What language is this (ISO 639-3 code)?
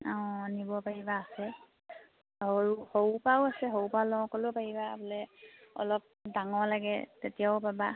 asm